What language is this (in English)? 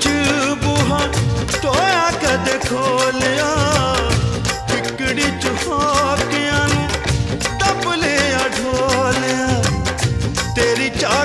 Arabic